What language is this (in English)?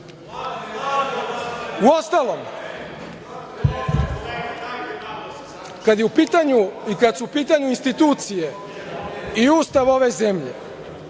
Serbian